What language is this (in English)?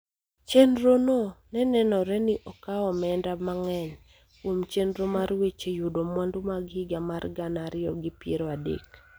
Luo (Kenya and Tanzania)